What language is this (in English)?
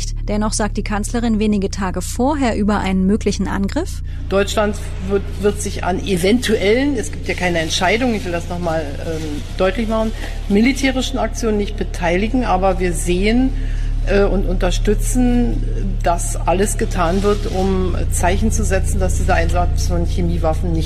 German